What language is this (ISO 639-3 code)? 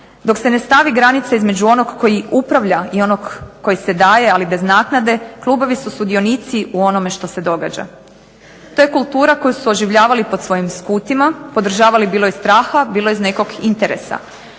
hrv